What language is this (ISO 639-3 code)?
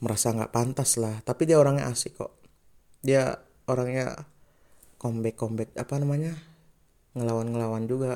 ind